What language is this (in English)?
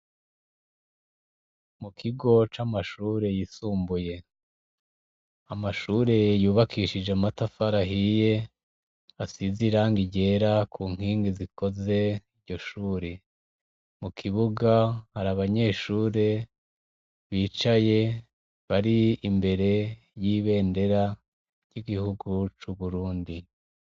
Rundi